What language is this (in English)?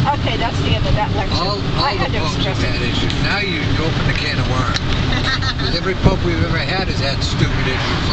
English